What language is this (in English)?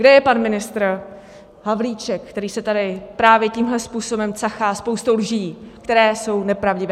Czech